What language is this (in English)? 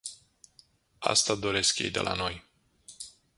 Romanian